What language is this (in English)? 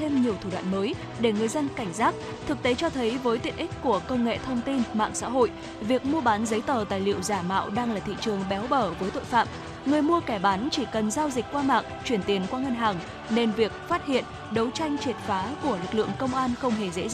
Vietnamese